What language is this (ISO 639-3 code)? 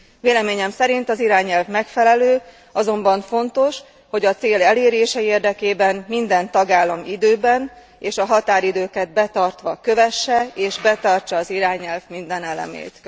hun